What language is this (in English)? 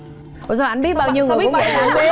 Vietnamese